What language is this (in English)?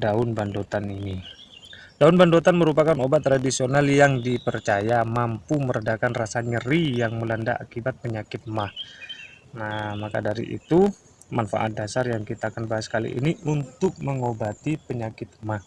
Indonesian